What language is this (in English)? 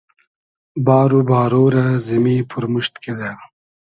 Hazaragi